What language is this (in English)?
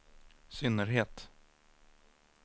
Swedish